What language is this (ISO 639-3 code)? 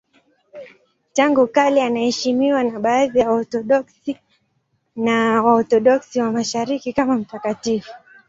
swa